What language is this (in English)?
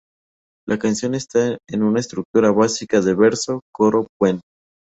Spanish